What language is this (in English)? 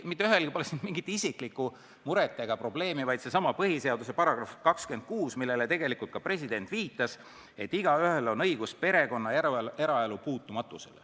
Estonian